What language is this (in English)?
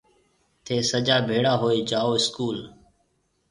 Marwari (Pakistan)